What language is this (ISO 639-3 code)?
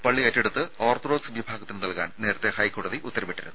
mal